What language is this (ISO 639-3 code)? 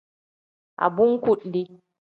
kdh